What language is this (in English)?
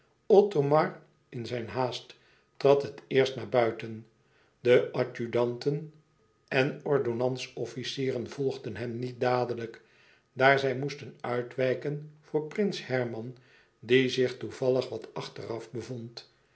Dutch